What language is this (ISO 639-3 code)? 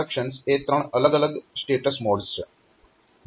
guj